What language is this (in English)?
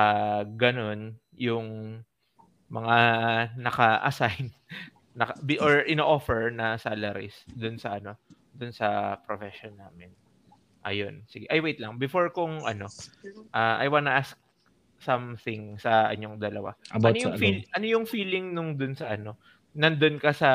Filipino